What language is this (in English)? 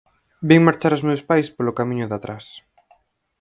Galician